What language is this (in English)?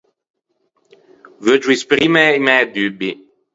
Ligurian